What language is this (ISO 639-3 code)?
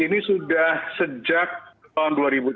ind